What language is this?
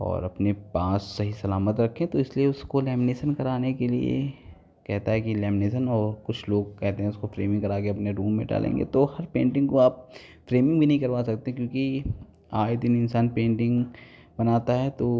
Hindi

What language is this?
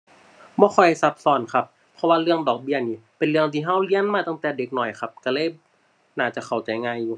Thai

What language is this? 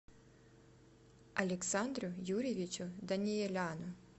Russian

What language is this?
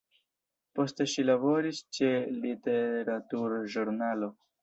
Esperanto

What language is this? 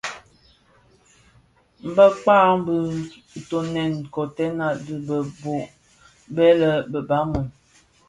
Bafia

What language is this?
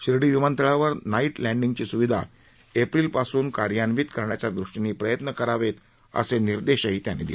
Marathi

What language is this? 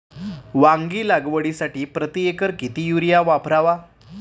Marathi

